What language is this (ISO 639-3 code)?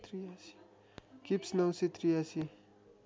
nep